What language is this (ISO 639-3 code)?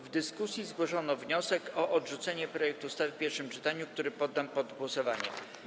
pol